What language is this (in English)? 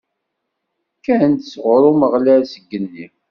Kabyle